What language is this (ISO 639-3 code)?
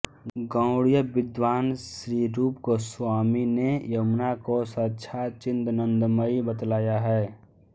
hin